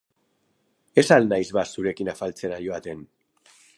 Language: Basque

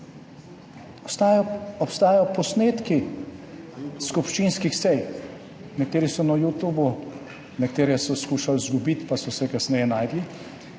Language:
Slovenian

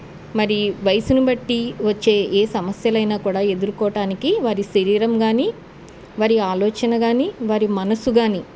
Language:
Telugu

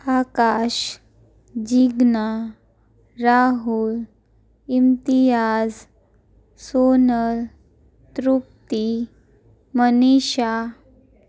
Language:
Gujarati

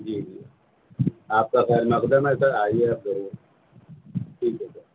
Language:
Urdu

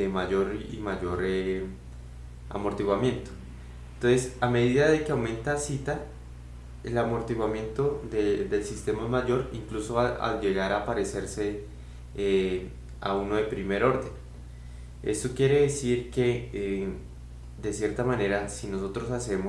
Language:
Spanish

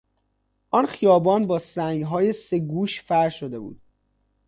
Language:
Persian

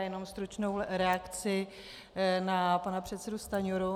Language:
Czech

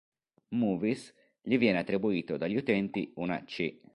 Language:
Italian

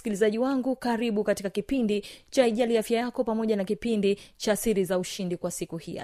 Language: Swahili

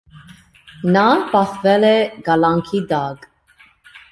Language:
Armenian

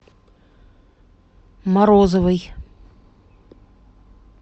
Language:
Russian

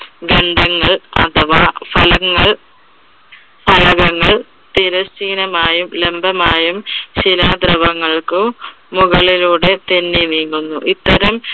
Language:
Malayalam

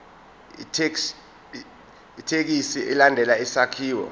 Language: Zulu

